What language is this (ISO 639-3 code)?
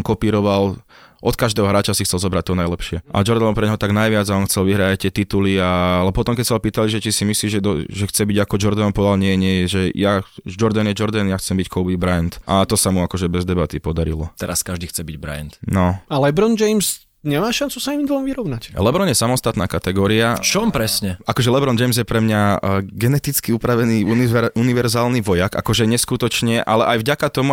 slk